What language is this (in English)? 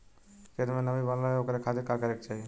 Bhojpuri